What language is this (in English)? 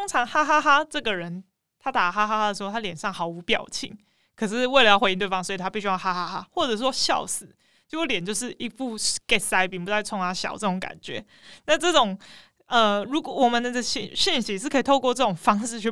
Chinese